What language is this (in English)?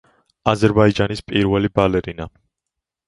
Georgian